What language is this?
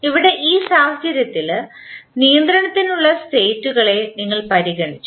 Malayalam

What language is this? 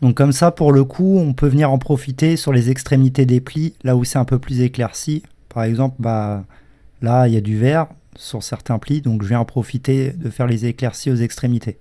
French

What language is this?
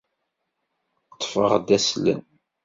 Kabyle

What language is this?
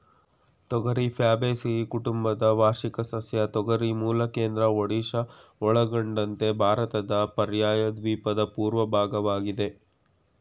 Kannada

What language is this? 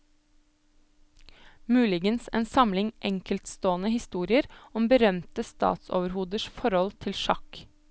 Norwegian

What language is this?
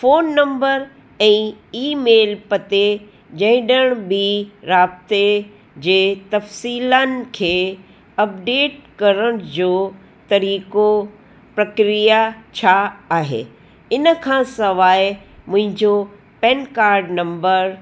Sindhi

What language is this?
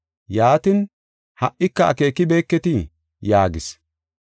Gofa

